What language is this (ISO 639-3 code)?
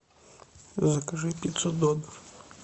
rus